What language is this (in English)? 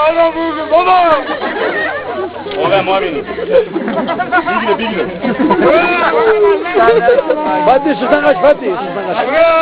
Turkish